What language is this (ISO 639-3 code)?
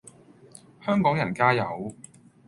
yue